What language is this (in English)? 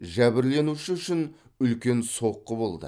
Kazakh